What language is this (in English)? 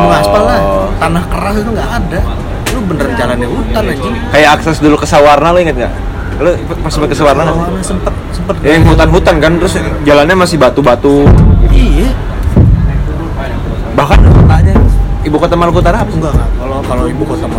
Indonesian